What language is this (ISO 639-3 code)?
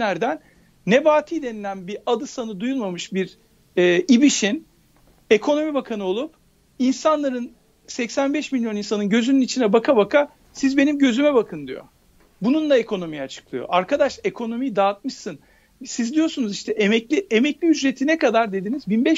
tur